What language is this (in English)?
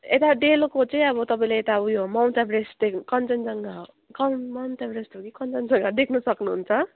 Nepali